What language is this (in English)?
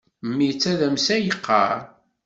Kabyle